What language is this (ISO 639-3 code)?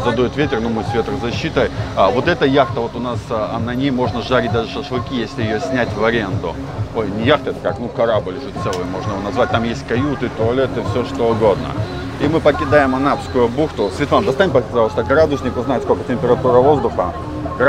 rus